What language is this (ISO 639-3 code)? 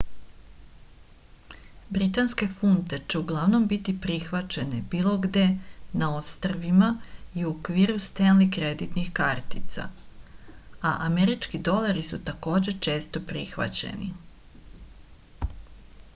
srp